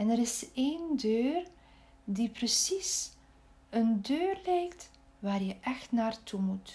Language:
Dutch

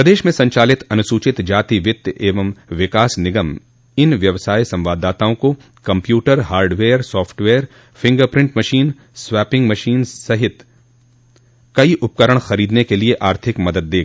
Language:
Hindi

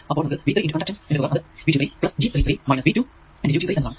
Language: Malayalam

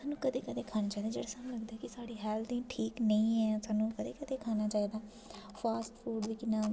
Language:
Dogri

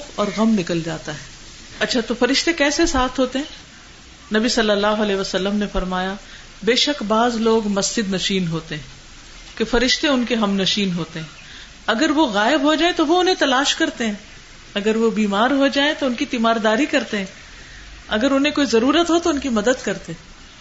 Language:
Urdu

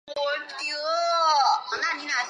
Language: Chinese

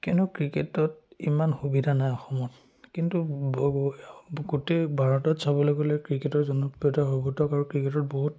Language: Assamese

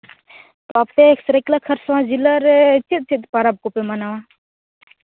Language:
Santali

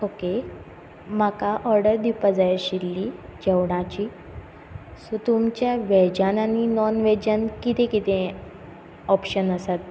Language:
Konkani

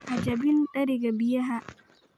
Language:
Somali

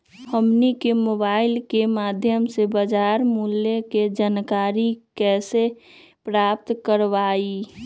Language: Magahi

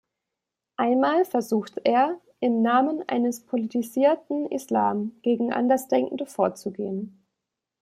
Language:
German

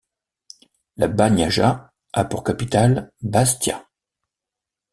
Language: French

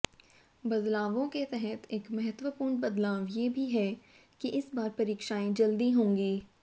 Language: Hindi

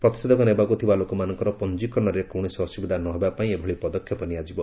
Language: Odia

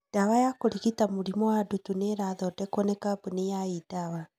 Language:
Kikuyu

